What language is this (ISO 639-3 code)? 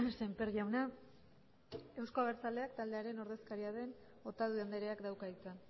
eus